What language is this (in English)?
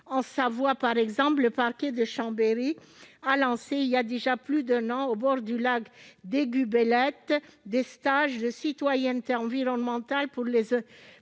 French